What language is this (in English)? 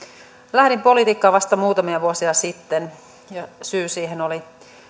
Finnish